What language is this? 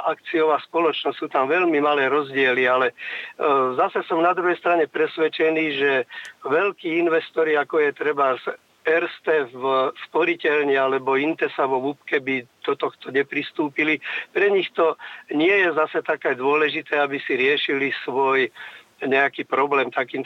Slovak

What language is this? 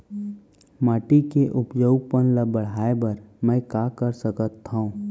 Chhattisgarhi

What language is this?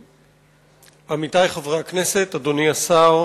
Hebrew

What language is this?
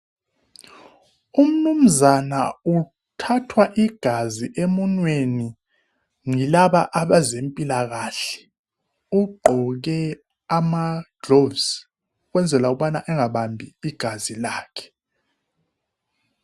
North Ndebele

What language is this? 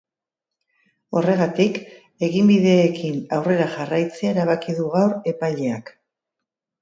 Basque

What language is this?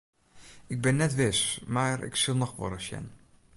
Western Frisian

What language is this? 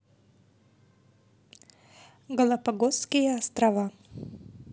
Russian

